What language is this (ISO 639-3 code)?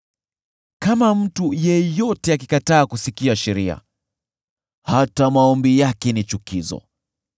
swa